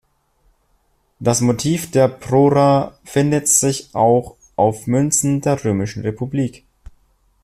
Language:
German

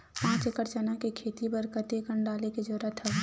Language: Chhattisgarhi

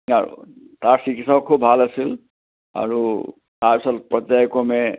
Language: Assamese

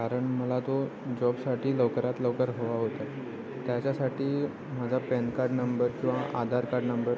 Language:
Marathi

